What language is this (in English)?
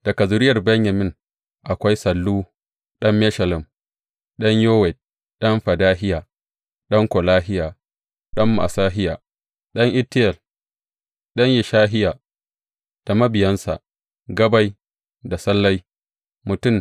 Hausa